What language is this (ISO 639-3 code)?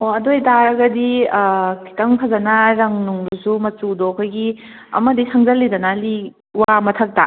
mni